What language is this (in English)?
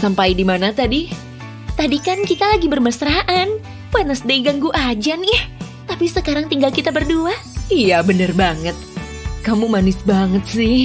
Indonesian